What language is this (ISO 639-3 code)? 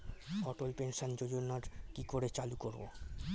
ben